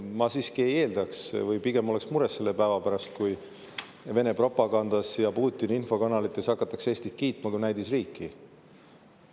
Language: Estonian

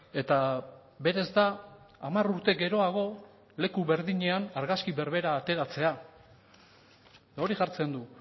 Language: Basque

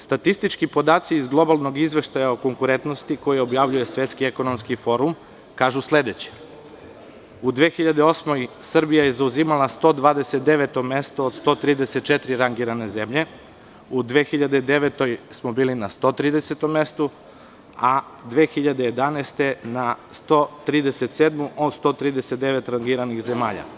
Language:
Serbian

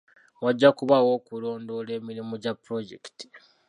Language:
Ganda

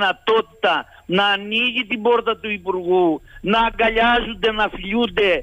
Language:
Greek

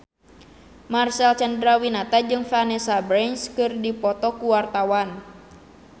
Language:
Sundanese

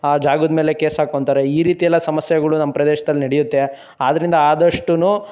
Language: Kannada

